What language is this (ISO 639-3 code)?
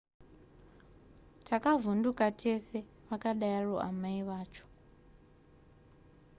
sna